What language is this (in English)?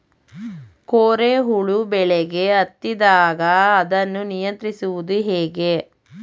Kannada